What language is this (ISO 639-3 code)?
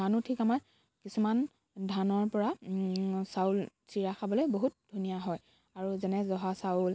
asm